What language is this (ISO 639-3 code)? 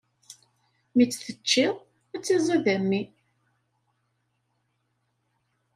kab